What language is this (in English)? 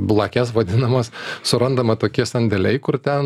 Lithuanian